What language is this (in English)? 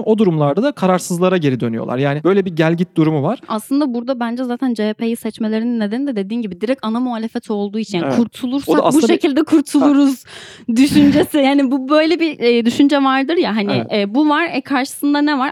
Turkish